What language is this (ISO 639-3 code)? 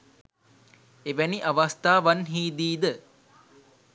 sin